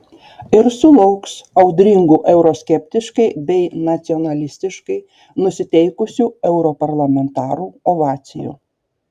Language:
Lithuanian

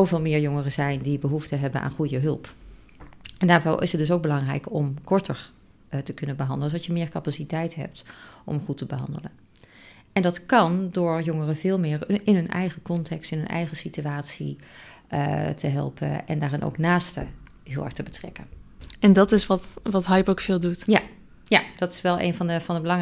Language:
Dutch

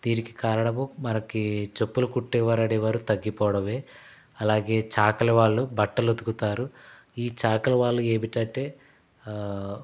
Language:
Telugu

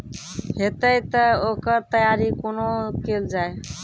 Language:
Maithili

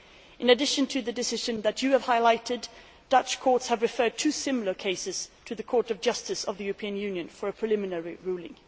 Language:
English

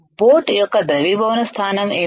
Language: Telugu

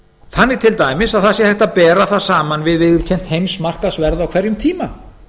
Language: Icelandic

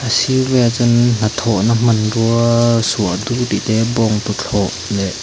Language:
Mizo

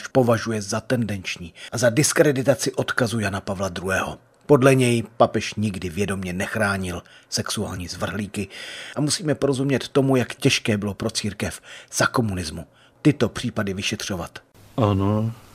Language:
Czech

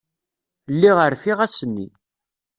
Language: Kabyle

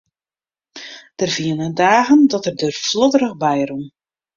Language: Western Frisian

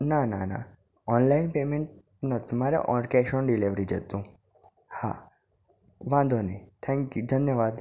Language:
Gujarati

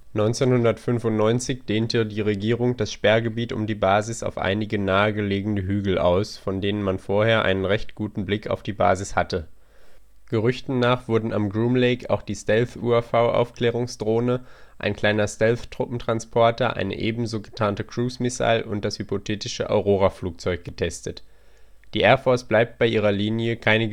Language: German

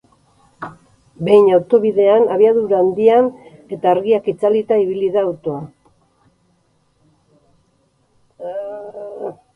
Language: Basque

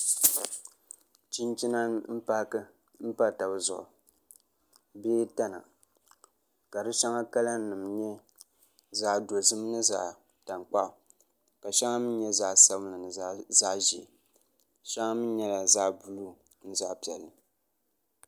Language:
Dagbani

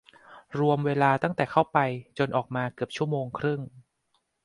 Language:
Thai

